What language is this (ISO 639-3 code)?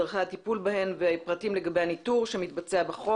heb